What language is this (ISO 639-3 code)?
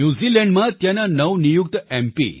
guj